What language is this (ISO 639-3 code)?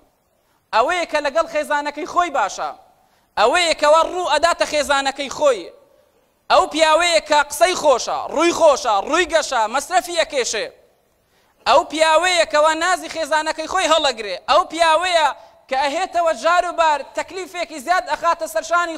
ara